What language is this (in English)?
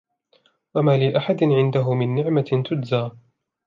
Arabic